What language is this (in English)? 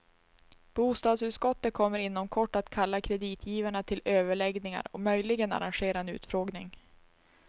Swedish